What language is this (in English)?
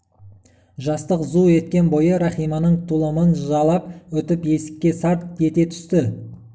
Kazakh